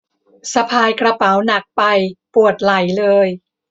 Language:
Thai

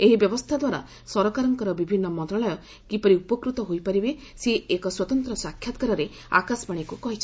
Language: Odia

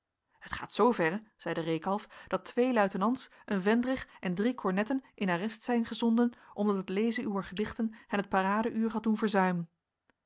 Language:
Dutch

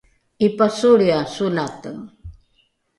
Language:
Rukai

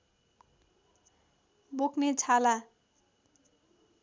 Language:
Nepali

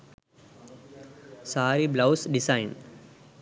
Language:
Sinhala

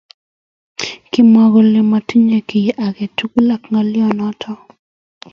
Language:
Kalenjin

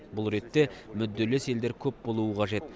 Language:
Kazakh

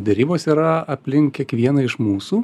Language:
Lithuanian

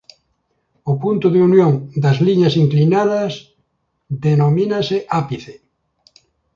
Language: Galician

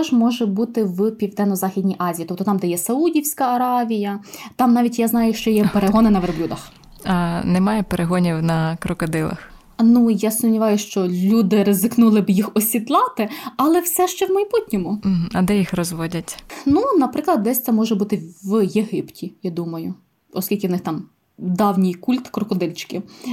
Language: Ukrainian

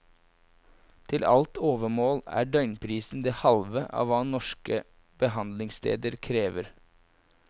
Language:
Norwegian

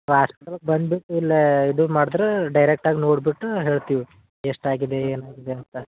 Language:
Kannada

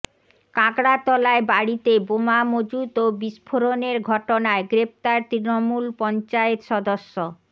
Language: Bangla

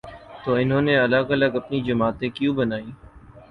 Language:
Urdu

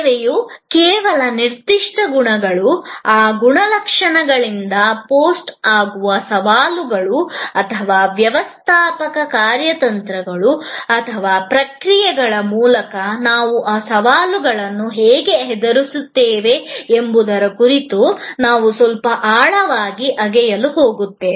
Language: Kannada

